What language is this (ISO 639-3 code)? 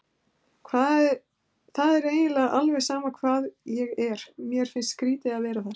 isl